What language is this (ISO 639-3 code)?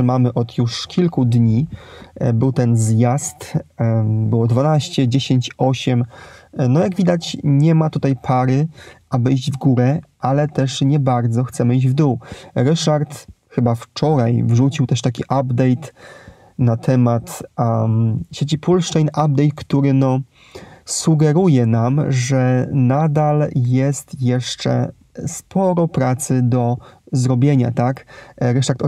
pol